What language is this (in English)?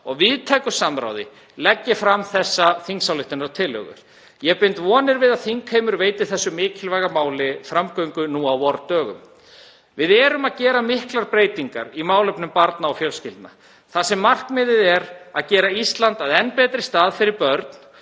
Icelandic